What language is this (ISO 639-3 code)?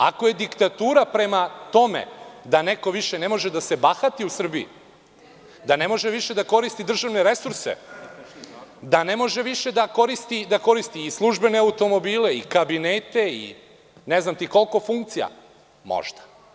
srp